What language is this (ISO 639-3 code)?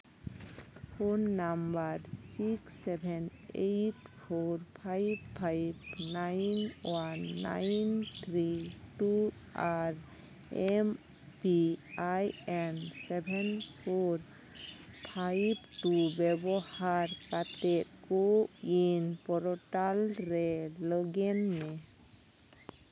sat